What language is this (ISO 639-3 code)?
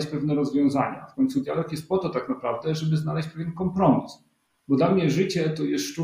pol